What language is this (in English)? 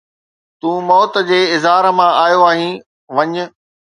Sindhi